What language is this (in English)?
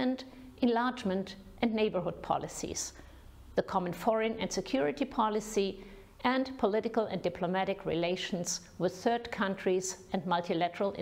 Romanian